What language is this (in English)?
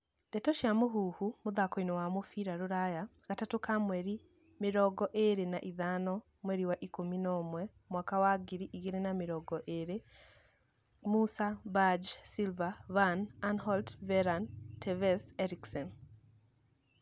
Kikuyu